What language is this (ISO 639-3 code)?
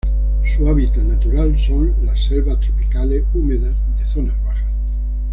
spa